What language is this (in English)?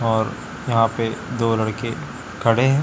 Hindi